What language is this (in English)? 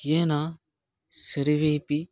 Sanskrit